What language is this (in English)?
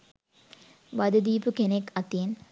Sinhala